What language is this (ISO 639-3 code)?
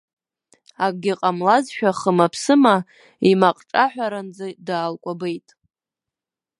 abk